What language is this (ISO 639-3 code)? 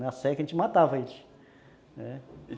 por